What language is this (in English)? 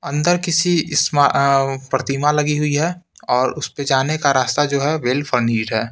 Hindi